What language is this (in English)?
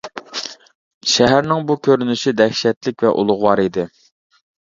Uyghur